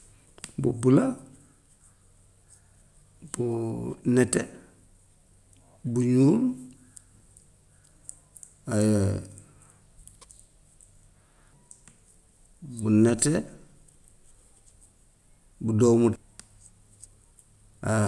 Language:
Gambian Wolof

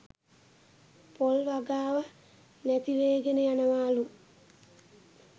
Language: Sinhala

